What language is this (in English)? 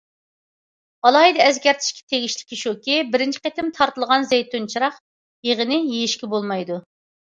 Uyghur